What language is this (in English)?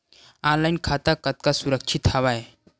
Chhattisgarhi